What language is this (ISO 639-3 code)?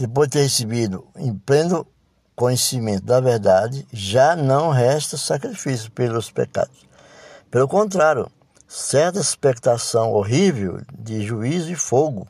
por